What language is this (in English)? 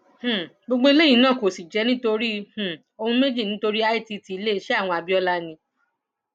Yoruba